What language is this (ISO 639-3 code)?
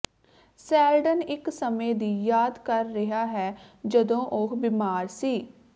pan